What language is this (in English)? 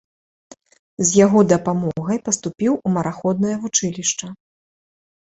Belarusian